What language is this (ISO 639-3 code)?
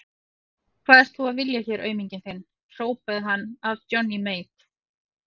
isl